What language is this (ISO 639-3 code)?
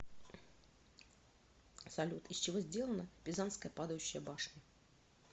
rus